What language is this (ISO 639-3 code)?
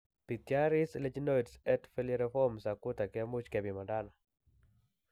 kln